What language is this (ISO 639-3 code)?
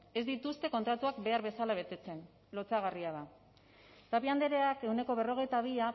eus